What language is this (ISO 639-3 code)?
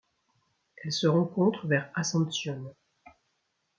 fra